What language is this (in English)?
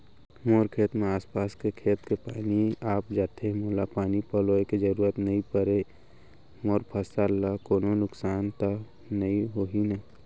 Chhattisgarhi